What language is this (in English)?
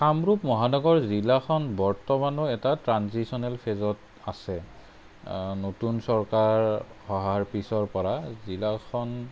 Assamese